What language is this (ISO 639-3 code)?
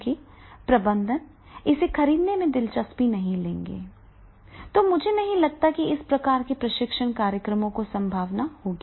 hin